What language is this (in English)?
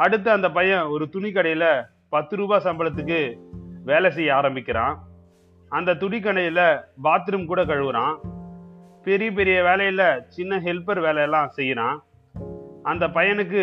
Tamil